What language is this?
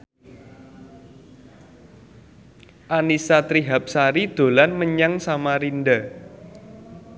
Javanese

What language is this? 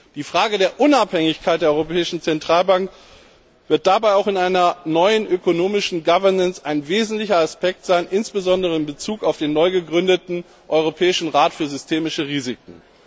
German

